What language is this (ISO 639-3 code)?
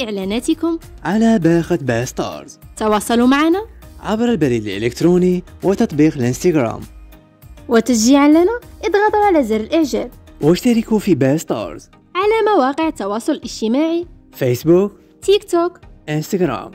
ara